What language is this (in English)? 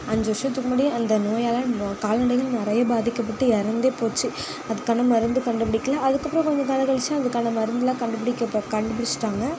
Tamil